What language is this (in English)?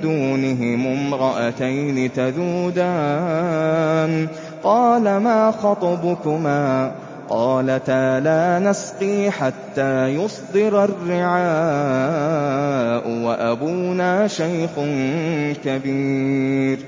Arabic